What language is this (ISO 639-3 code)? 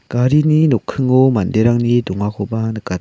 grt